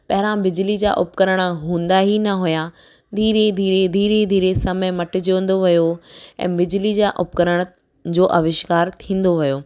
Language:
Sindhi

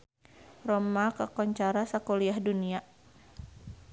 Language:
Sundanese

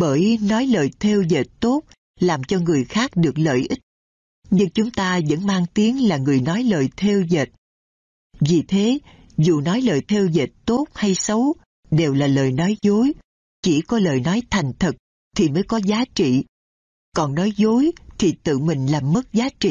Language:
Vietnamese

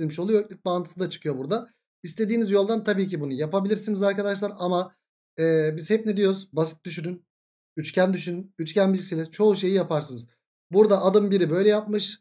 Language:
Turkish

